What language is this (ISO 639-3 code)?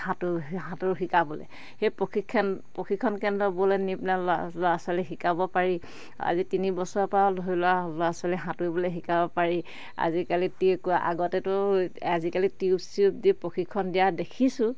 asm